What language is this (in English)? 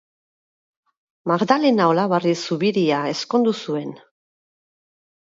Basque